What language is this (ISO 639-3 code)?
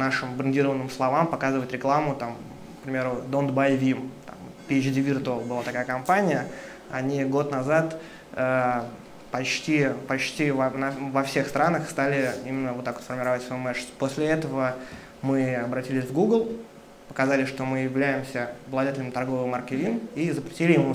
rus